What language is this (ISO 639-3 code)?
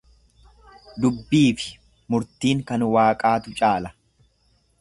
orm